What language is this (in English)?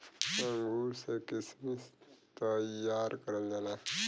Bhojpuri